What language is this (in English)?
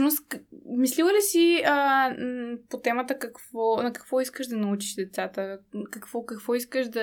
Bulgarian